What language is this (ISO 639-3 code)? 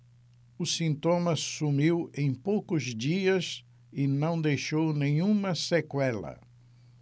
por